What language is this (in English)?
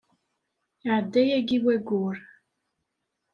Kabyle